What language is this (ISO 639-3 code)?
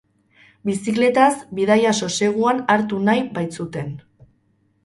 eus